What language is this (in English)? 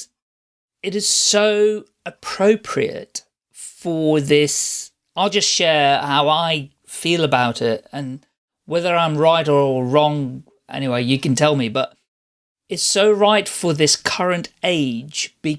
English